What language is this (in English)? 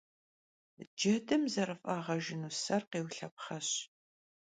Kabardian